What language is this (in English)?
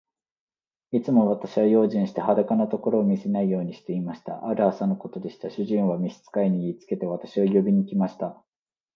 Japanese